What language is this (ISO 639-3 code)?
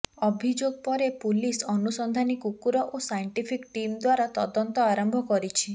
ori